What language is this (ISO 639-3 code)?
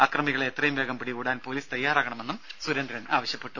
mal